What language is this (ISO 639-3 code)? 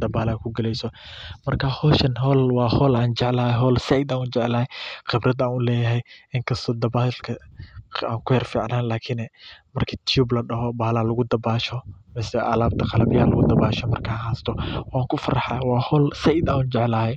som